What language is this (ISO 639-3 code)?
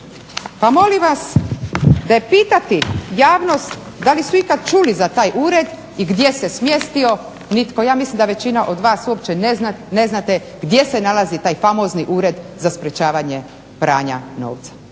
hrv